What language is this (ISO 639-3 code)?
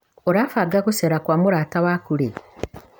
kik